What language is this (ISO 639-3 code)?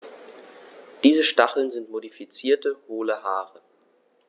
deu